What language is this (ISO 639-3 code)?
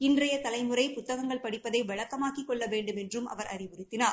tam